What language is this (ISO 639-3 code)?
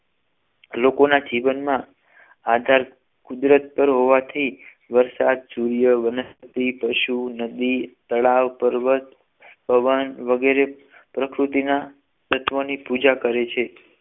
guj